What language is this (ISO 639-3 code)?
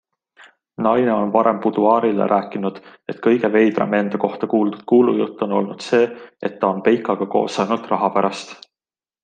est